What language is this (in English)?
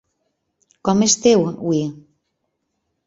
Catalan